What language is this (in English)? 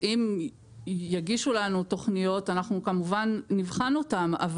Hebrew